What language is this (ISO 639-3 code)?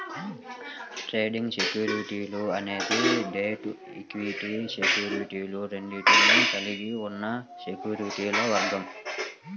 tel